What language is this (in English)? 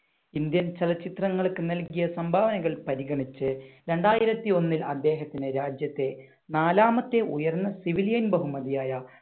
Malayalam